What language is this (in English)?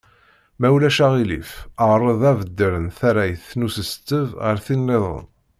Kabyle